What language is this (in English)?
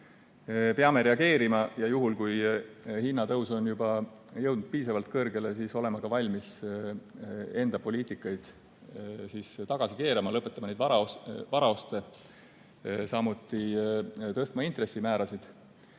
Estonian